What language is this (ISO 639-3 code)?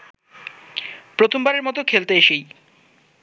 ben